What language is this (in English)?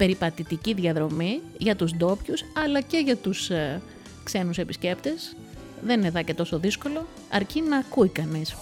Greek